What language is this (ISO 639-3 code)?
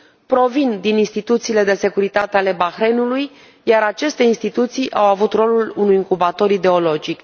ron